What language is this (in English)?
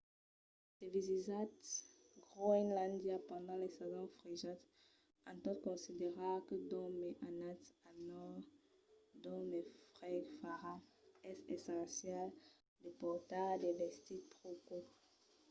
Occitan